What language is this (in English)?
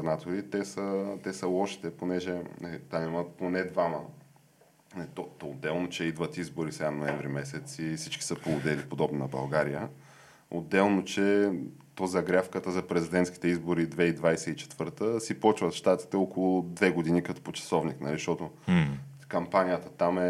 Bulgarian